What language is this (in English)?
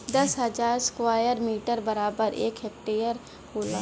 Bhojpuri